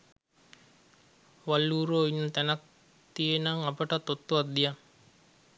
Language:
Sinhala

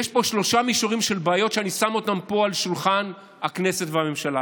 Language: Hebrew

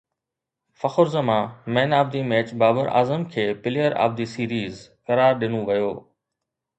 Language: Sindhi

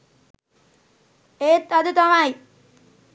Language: Sinhala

